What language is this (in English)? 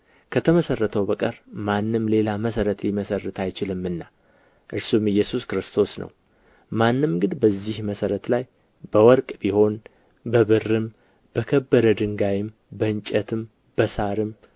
Amharic